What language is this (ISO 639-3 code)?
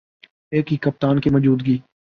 urd